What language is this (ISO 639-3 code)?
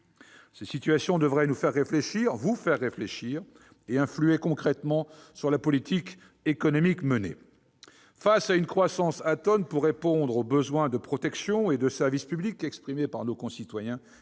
fra